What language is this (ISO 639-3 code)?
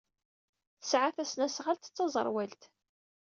kab